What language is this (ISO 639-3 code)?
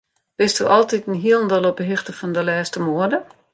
fry